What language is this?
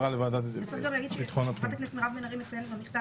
Hebrew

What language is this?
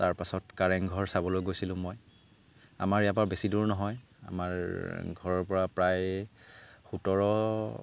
Assamese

